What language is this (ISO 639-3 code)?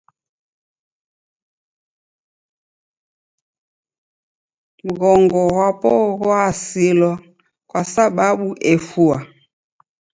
dav